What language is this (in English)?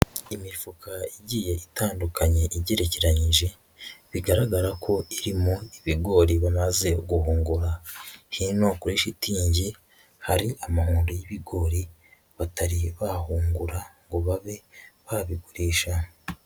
Kinyarwanda